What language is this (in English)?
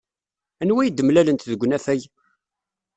Kabyle